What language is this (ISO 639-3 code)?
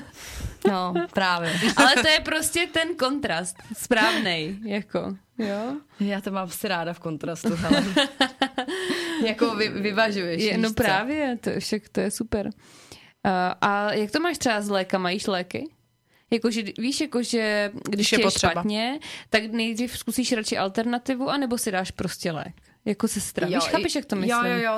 ces